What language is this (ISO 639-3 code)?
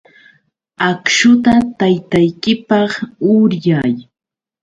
qux